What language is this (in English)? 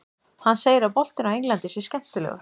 Icelandic